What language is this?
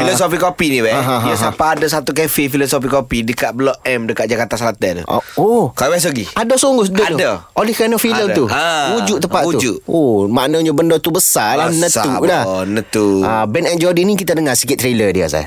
Malay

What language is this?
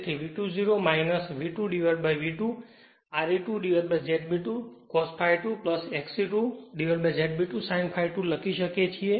Gujarati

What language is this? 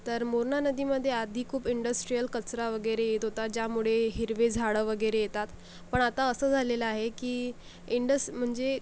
Marathi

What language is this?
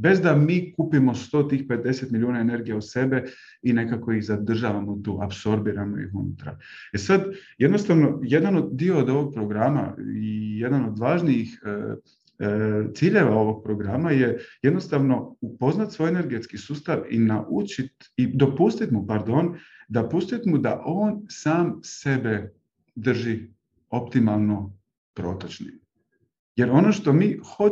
Croatian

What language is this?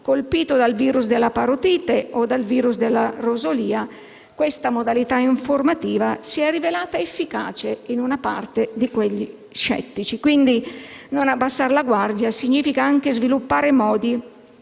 Italian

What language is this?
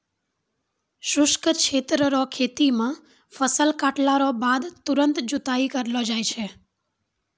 Maithili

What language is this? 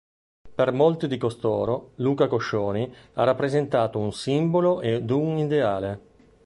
Italian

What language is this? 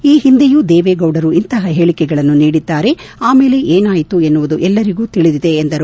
Kannada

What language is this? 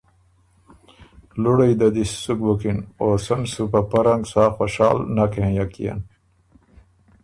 Ormuri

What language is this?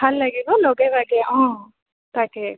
Assamese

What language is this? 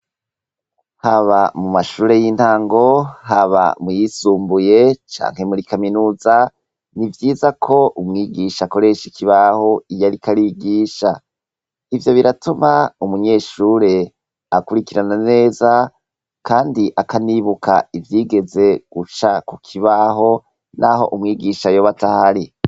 Rundi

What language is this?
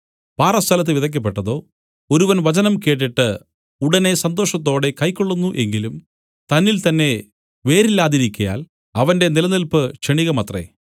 Malayalam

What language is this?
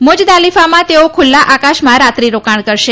Gujarati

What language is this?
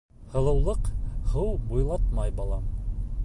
Bashkir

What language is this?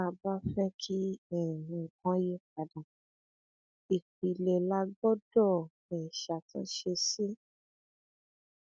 Yoruba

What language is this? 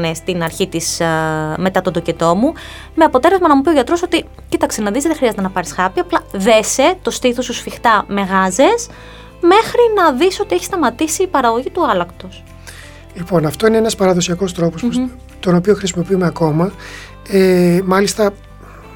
Greek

